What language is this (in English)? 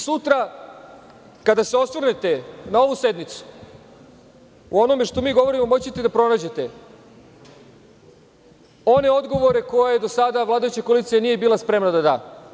Serbian